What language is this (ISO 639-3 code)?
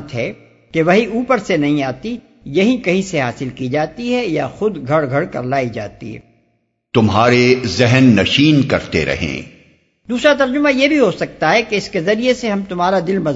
urd